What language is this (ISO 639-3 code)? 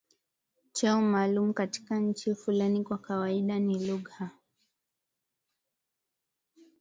swa